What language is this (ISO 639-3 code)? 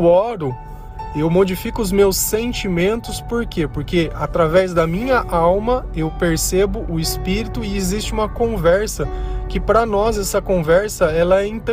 por